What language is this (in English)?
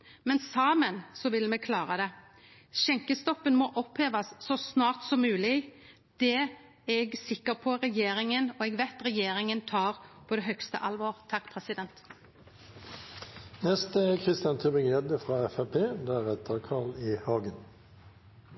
Norwegian